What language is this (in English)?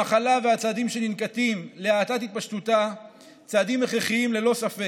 Hebrew